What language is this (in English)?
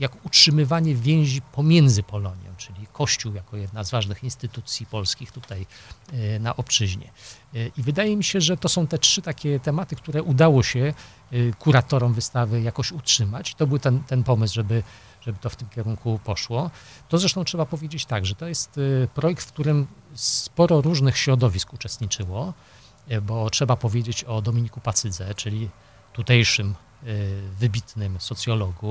Polish